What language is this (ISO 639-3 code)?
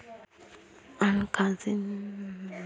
kan